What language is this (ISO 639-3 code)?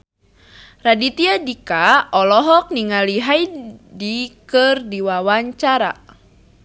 sun